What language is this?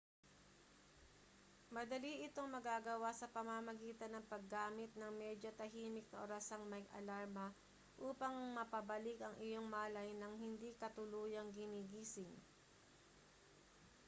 Filipino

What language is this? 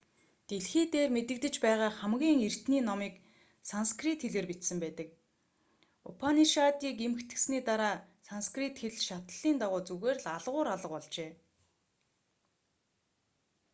Mongolian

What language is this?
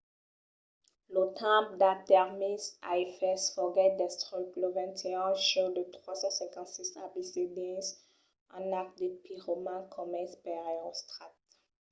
Occitan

